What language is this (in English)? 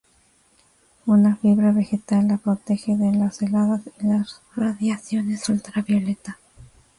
Spanish